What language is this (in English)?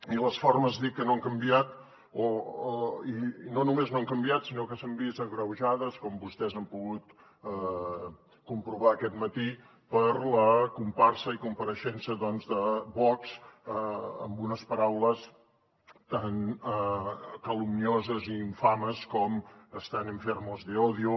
Catalan